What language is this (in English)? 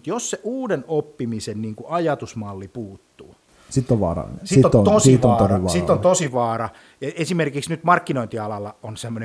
Finnish